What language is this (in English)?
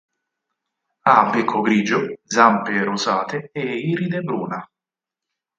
Italian